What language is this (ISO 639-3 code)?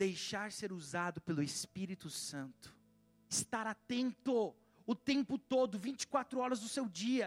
por